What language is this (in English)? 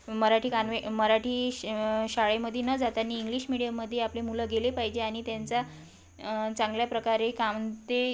Marathi